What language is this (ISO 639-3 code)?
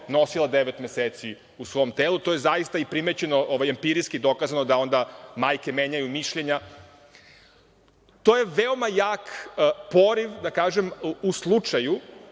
srp